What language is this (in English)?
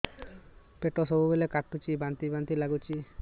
Odia